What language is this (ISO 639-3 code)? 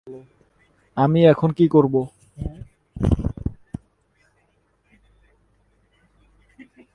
ben